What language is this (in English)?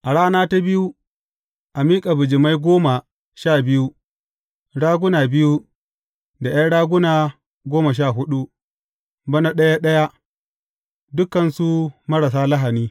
Hausa